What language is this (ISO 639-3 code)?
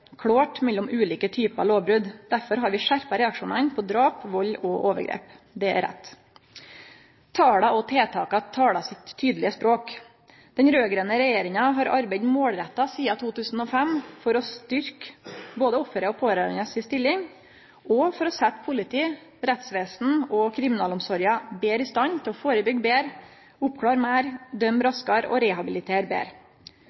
nno